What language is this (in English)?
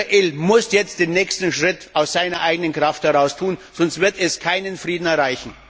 German